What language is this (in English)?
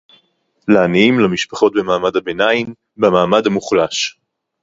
Hebrew